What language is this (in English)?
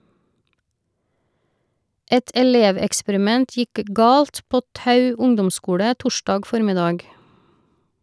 Norwegian